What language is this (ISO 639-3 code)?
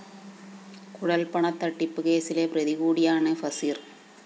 mal